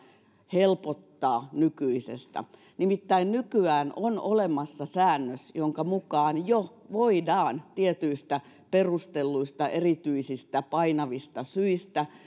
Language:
Finnish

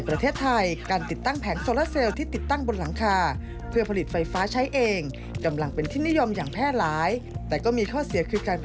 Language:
Thai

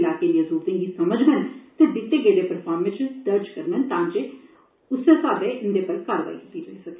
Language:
Dogri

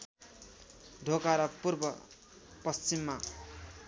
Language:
Nepali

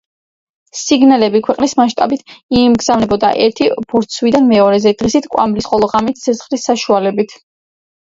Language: Georgian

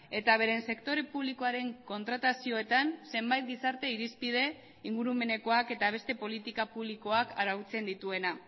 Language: Basque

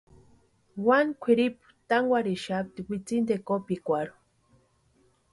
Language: Western Highland Purepecha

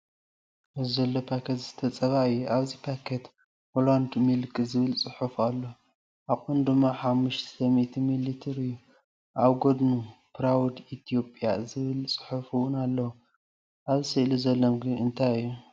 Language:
Tigrinya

